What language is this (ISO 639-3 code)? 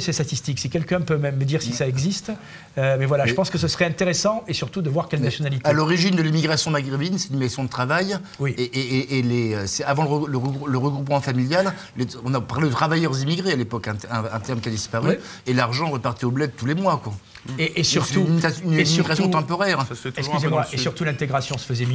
fra